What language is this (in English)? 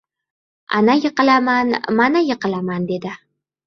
Uzbek